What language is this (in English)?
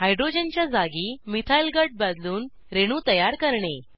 Marathi